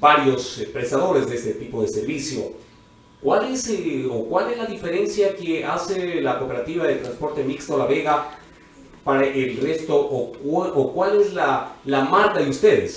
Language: Spanish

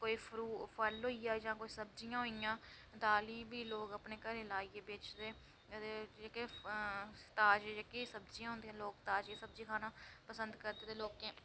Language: Dogri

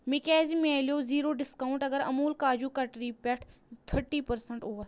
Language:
Kashmiri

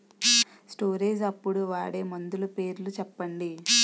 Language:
Telugu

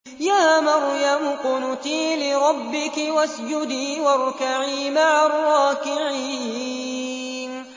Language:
Arabic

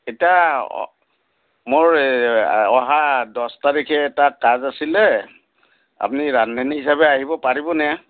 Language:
Assamese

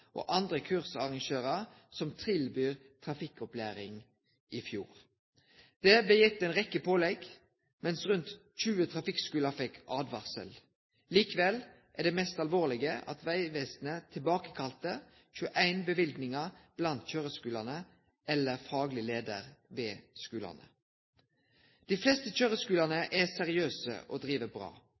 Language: Norwegian Nynorsk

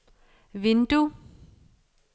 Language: Danish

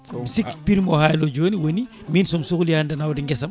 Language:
Fula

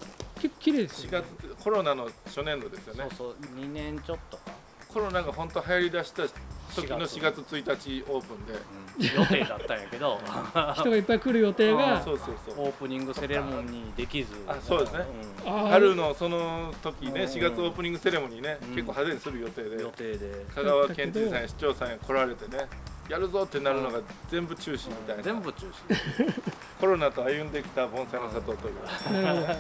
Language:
Japanese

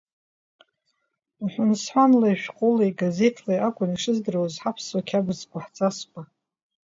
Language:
Abkhazian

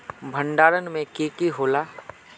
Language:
Magahi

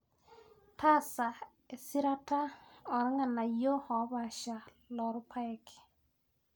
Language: Masai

